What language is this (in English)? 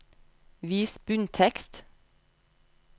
Norwegian